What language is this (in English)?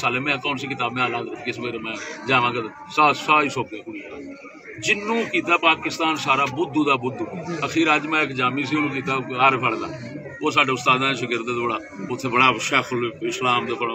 Hindi